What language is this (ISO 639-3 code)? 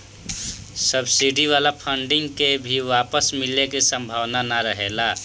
bho